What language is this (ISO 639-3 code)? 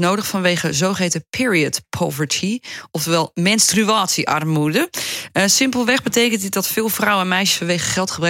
nld